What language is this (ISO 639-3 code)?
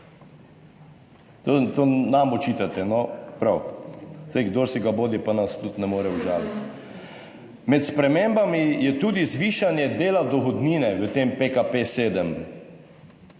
slv